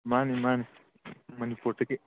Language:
Manipuri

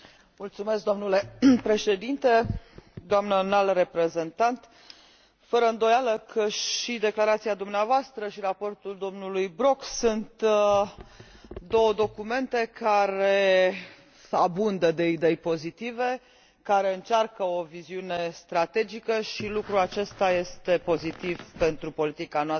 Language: Romanian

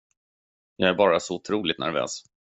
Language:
Swedish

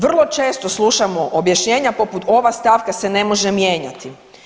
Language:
Croatian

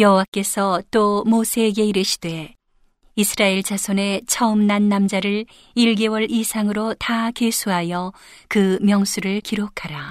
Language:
Korean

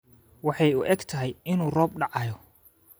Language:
Somali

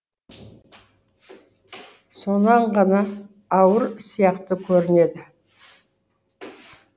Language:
Kazakh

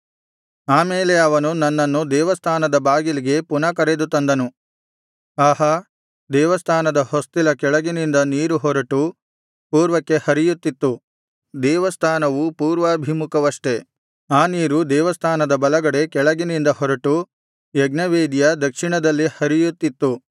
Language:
Kannada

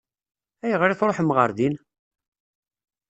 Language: Kabyle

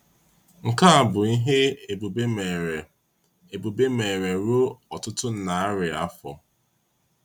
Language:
Igbo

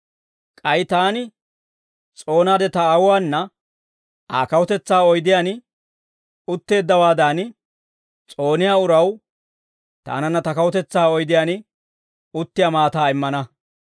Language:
Dawro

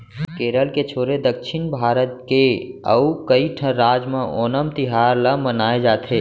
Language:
Chhattisgarhi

